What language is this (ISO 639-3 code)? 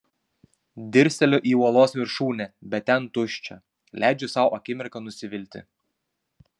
lit